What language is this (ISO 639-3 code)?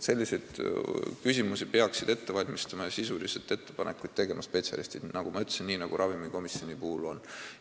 est